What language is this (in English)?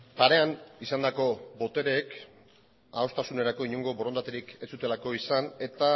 Basque